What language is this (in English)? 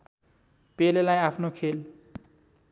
Nepali